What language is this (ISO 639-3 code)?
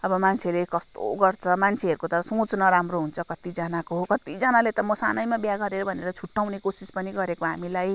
nep